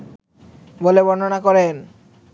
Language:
Bangla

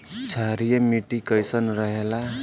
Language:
Bhojpuri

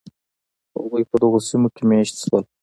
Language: Pashto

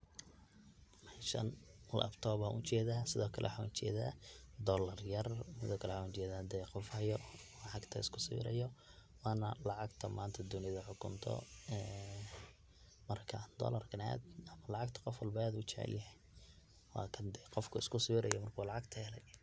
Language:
Somali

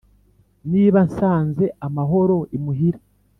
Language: Kinyarwanda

